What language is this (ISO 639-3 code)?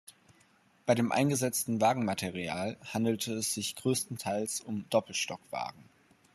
deu